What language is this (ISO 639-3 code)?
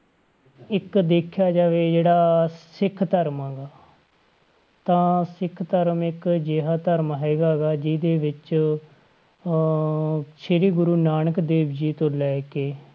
pan